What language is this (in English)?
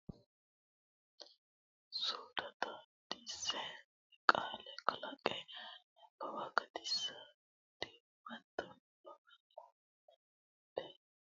Sidamo